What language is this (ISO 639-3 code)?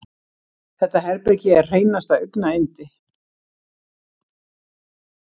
isl